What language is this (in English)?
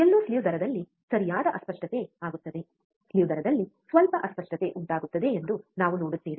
Kannada